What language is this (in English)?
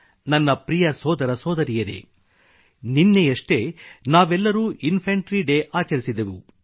Kannada